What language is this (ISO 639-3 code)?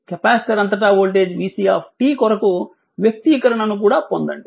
tel